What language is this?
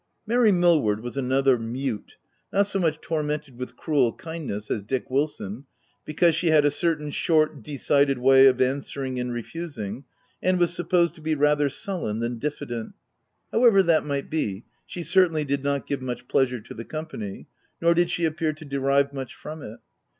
English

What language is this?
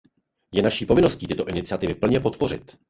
Czech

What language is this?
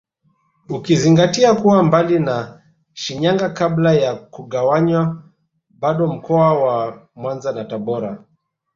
Swahili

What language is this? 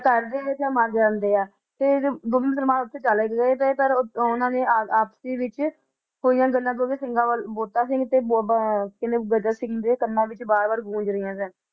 Punjabi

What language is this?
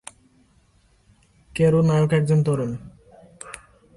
Bangla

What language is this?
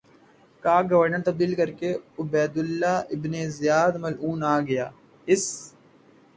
Urdu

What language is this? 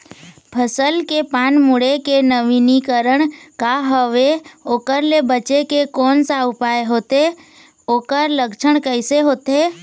Chhattisgarhi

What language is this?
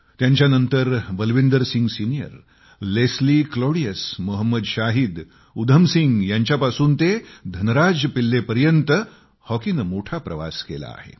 Marathi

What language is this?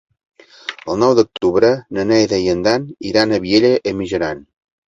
Catalan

